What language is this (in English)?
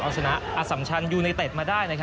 Thai